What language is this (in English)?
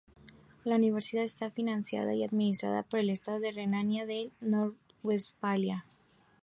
Spanish